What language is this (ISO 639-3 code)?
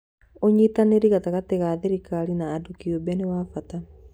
kik